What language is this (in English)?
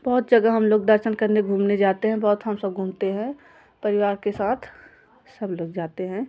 Hindi